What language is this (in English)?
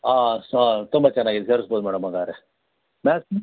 Kannada